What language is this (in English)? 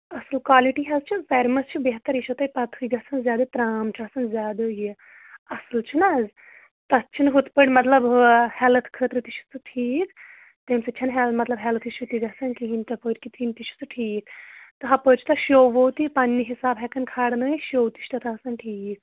Kashmiri